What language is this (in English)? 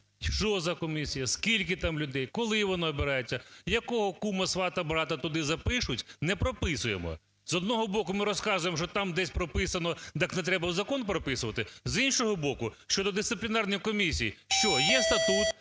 Ukrainian